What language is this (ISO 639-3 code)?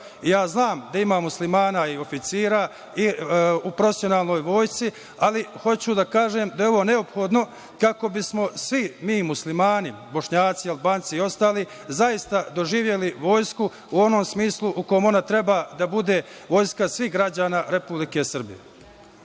srp